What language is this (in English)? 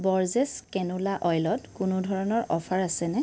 Assamese